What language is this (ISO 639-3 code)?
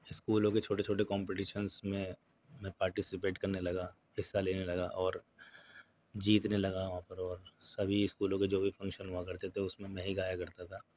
urd